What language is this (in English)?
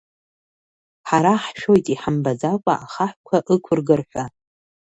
Abkhazian